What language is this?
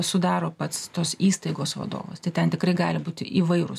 Lithuanian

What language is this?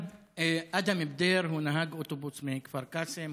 Hebrew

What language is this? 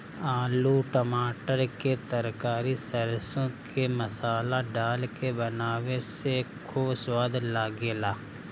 Bhojpuri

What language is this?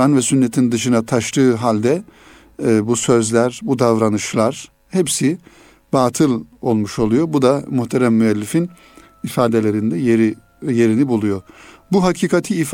Turkish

